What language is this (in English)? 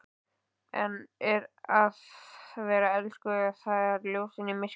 Icelandic